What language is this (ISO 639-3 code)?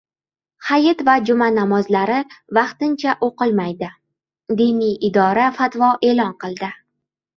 uzb